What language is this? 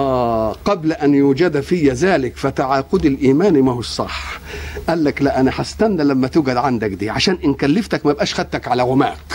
Arabic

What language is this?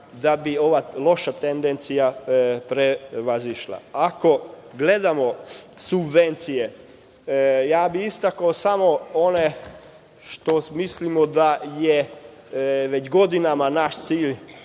Serbian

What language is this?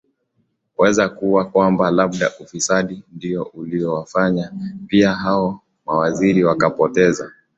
Swahili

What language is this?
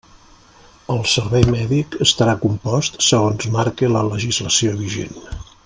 Catalan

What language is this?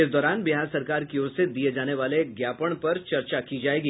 Hindi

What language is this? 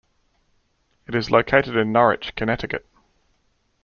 English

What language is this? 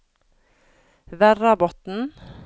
Norwegian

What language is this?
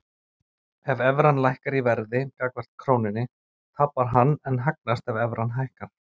Icelandic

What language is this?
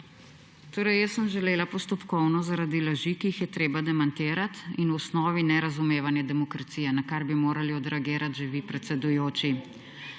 Slovenian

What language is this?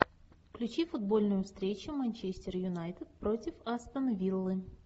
Russian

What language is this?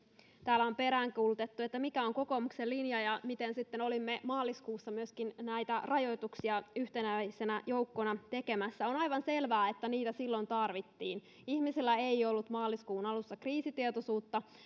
Finnish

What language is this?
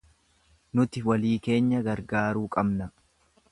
Oromo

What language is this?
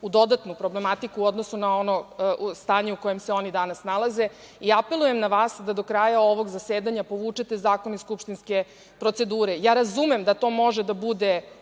Serbian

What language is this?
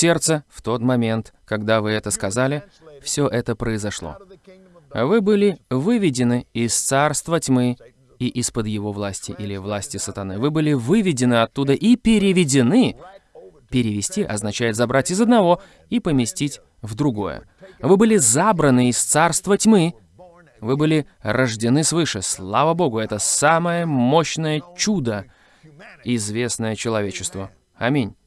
Russian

